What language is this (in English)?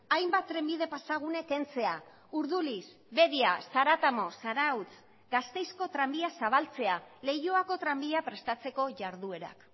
Basque